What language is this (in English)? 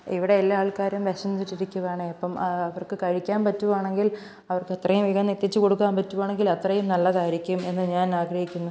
Malayalam